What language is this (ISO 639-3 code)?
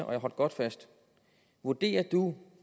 dan